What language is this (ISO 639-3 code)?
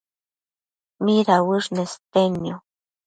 mcf